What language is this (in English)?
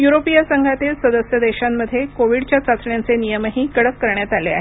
Marathi